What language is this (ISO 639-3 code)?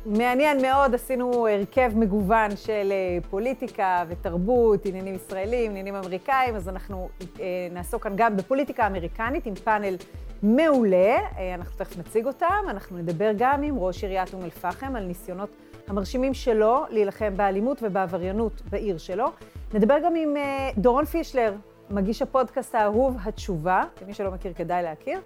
heb